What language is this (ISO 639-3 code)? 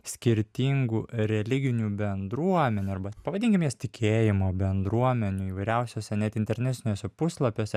lit